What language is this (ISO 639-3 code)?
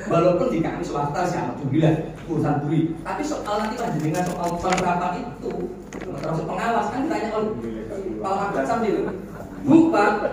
ind